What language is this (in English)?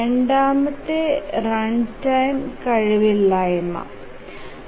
Malayalam